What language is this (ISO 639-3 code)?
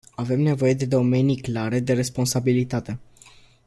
ron